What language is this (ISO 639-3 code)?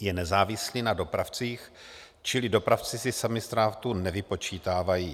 ces